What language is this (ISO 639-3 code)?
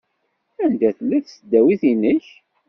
kab